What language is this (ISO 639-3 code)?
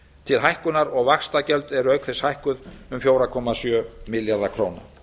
isl